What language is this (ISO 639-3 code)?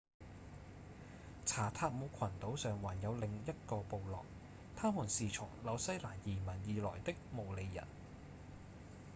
yue